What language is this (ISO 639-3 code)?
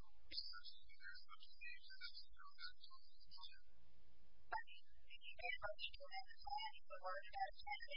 eng